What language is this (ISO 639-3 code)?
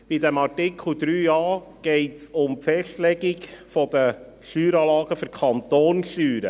gsw